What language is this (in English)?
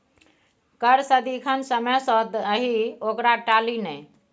Maithili